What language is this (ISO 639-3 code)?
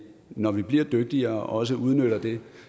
dan